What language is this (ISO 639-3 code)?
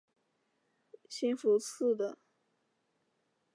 zho